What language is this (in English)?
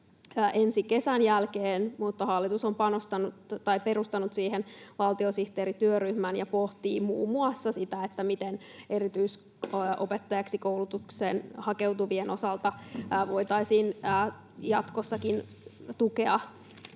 Finnish